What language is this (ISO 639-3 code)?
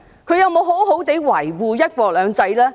yue